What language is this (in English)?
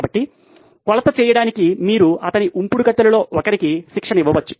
Telugu